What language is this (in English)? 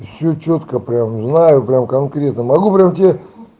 Russian